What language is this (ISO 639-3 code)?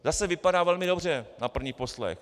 ces